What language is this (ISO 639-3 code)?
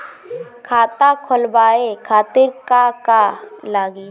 bho